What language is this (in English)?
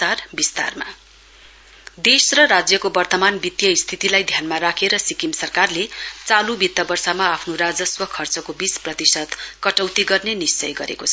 Nepali